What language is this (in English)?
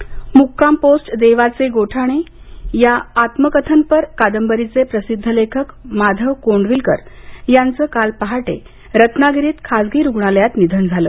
Marathi